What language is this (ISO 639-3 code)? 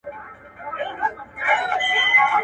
pus